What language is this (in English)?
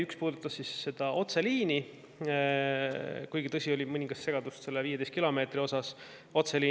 Estonian